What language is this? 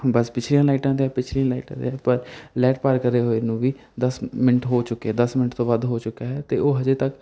Punjabi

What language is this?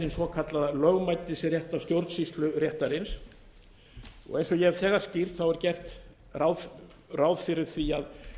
Icelandic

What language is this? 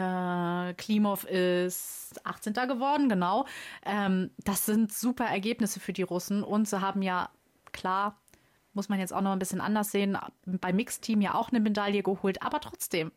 German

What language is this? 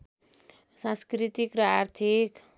Nepali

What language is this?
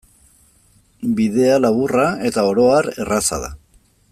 Basque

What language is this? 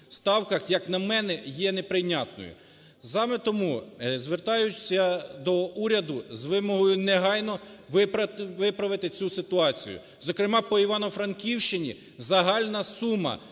Ukrainian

